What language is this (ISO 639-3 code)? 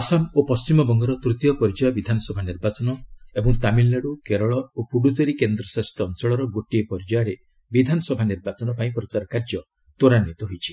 ori